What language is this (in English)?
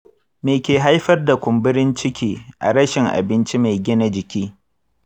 Hausa